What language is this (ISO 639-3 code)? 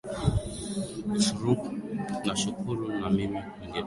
swa